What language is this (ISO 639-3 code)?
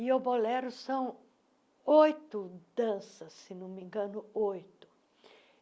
por